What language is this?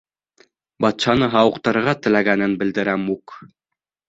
Bashkir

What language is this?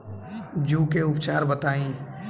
Bhojpuri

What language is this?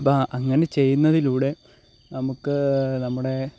Malayalam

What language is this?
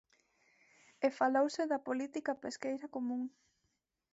Galician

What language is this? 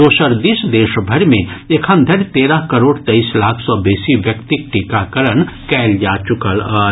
Maithili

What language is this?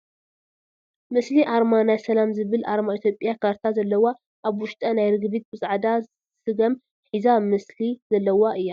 Tigrinya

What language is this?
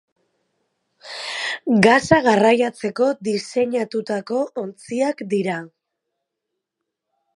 Basque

